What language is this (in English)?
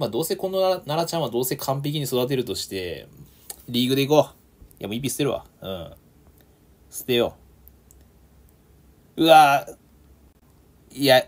Japanese